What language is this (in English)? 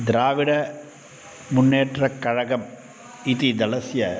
Sanskrit